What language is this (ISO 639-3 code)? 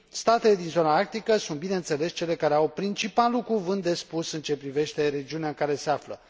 ron